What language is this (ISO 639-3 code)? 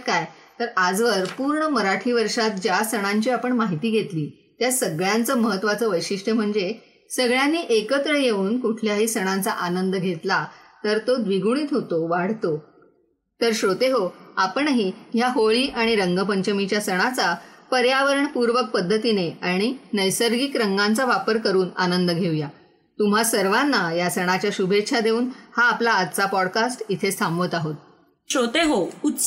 mar